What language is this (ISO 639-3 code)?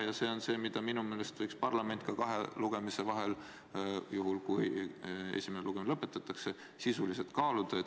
est